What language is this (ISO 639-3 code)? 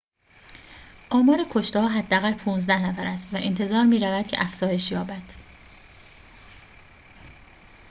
fas